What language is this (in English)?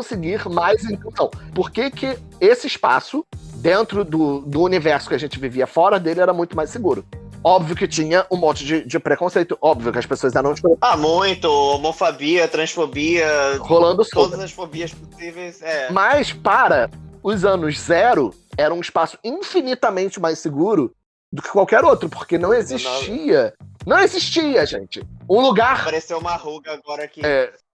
Portuguese